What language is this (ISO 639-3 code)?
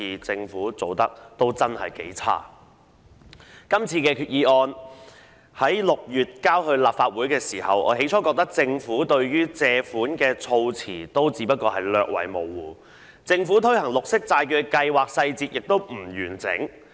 yue